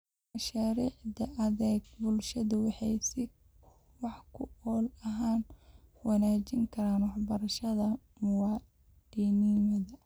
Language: Somali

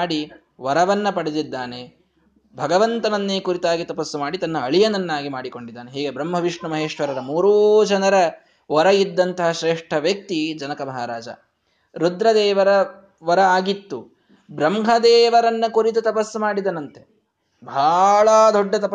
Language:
Kannada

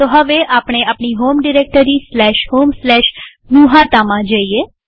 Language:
Gujarati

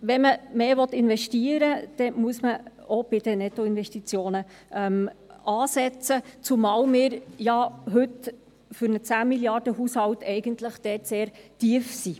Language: Swiss German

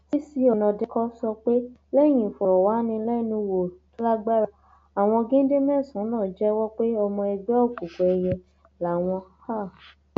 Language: Yoruba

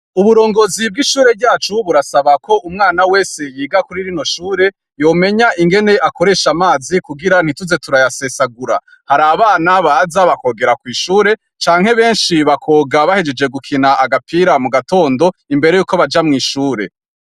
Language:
Rundi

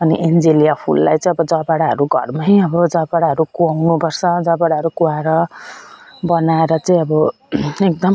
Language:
Nepali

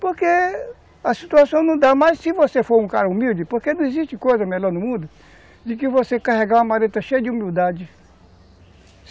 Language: Portuguese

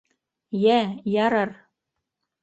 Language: Bashkir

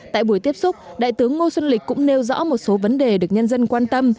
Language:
Vietnamese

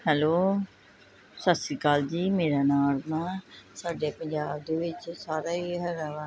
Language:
Punjabi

